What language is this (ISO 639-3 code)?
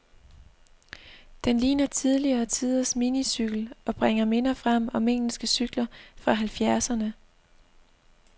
dan